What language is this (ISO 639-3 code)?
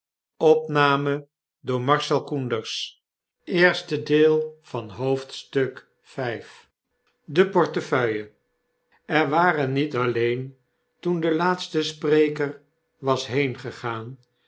nld